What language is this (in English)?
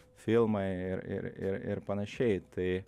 Lithuanian